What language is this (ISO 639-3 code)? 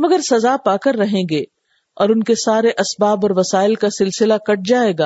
urd